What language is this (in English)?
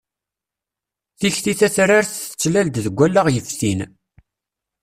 Kabyle